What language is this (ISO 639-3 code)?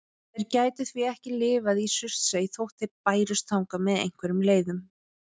isl